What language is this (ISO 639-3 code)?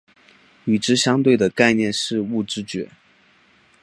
zho